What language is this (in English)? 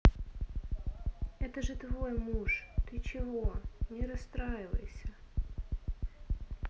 Russian